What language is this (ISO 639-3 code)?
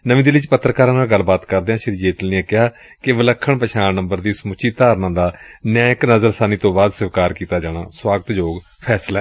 pan